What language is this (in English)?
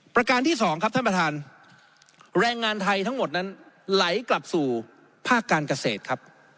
Thai